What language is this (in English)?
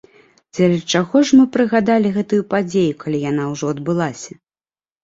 Belarusian